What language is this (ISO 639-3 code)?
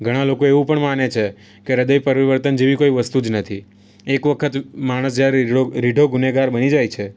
guj